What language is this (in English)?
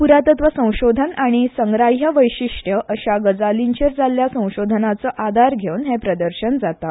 Konkani